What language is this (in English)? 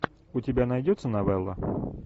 Russian